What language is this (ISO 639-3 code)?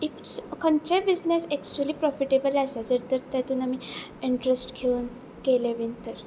kok